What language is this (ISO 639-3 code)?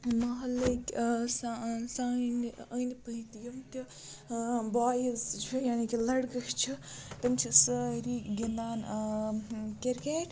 kas